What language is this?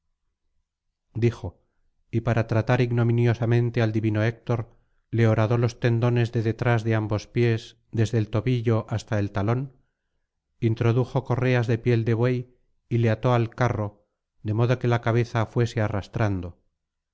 Spanish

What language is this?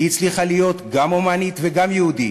Hebrew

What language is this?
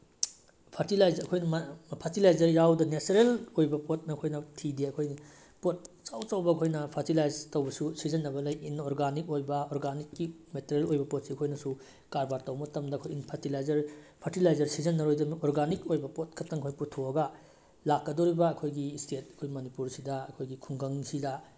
Manipuri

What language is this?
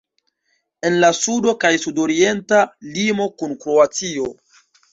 Esperanto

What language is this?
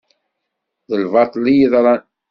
Kabyle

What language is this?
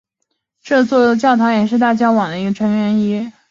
Chinese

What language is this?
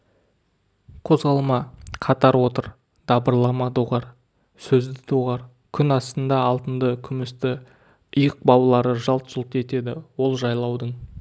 Kazakh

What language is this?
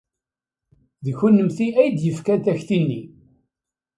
Kabyle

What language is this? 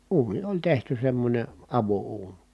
Finnish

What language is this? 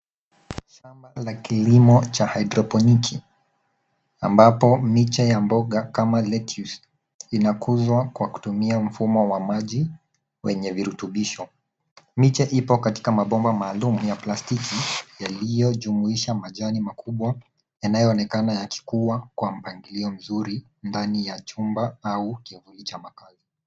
Swahili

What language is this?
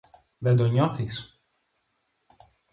Greek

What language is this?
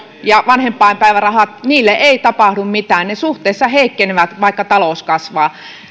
Finnish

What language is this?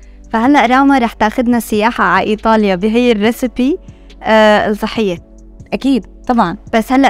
Arabic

